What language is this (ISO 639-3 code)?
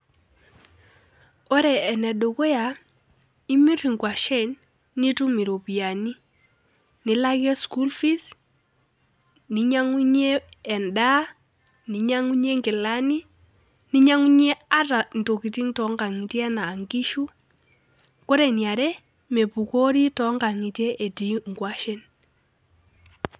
mas